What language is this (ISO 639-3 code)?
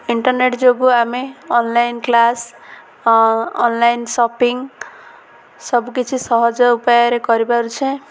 ori